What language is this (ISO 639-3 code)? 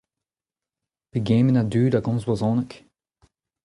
bre